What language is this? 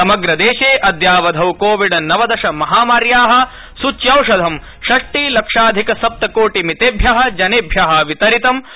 Sanskrit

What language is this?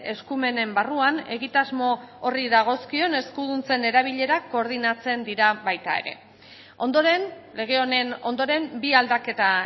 Basque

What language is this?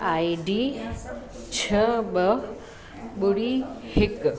Sindhi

